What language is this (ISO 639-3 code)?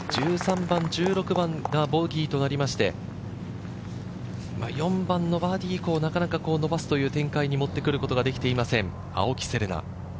jpn